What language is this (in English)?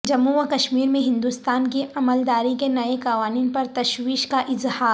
Urdu